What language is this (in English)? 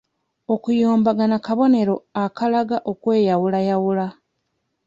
Ganda